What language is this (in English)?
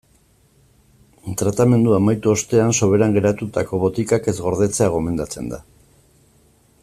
Basque